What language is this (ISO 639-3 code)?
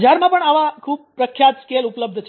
guj